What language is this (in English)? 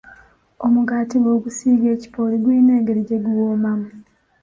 Ganda